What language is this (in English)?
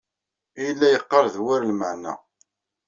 Kabyle